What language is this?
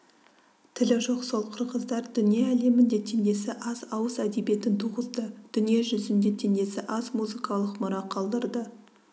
Kazakh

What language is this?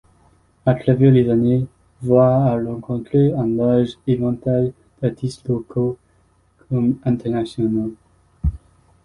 French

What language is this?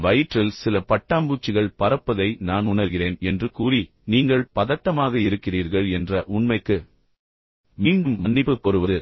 Tamil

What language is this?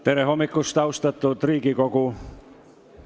Estonian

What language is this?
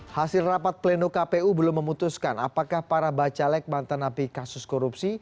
Indonesian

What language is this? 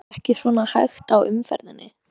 Icelandic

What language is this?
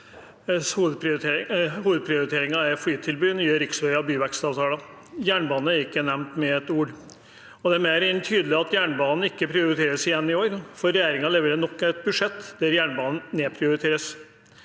Norwegian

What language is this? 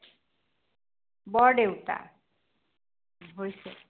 Assamese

